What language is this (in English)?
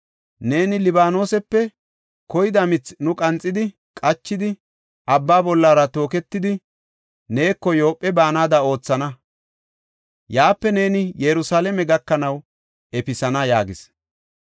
Gofa